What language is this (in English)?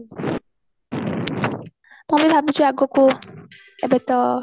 Odia